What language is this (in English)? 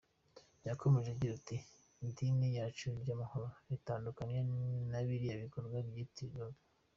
Kinyarwanda